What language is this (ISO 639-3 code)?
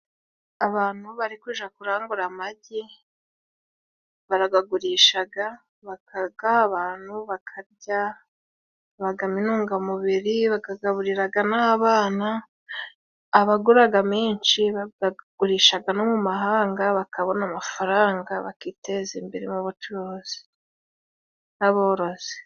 kin